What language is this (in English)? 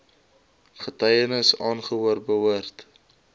Afrikaans